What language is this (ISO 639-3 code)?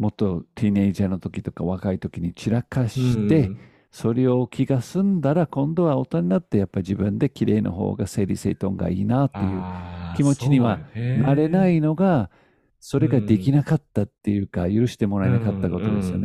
jpn